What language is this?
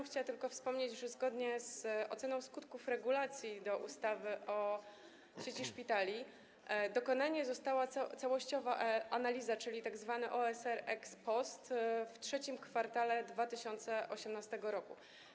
Polish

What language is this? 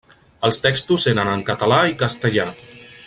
Catalan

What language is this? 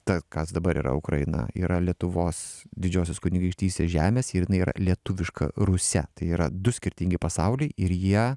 Lithuanian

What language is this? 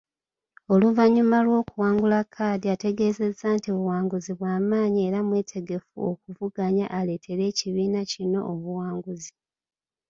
Ganda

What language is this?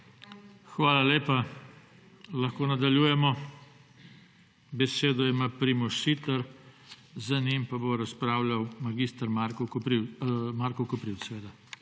Slovenian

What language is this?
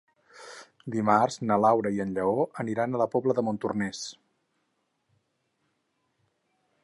Catalan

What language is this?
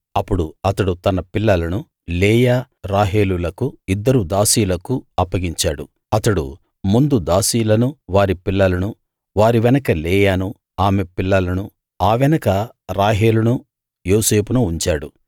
Telugu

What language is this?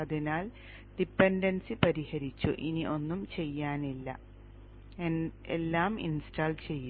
Malayalam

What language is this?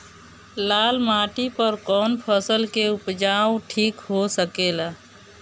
Bhojpuri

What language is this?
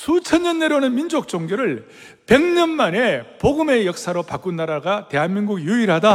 Korean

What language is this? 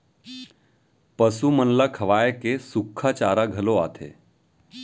Chhattisgarhi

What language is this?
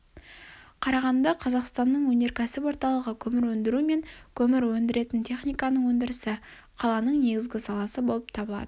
Kazakh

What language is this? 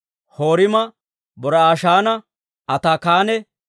Dawro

